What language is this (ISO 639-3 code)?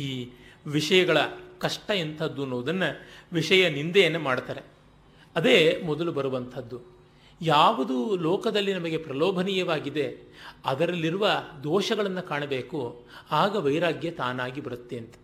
kan